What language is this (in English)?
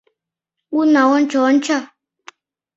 Mari